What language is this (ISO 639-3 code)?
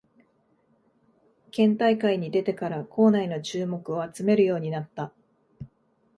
jpn